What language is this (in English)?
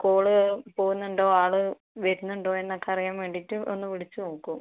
Malayalam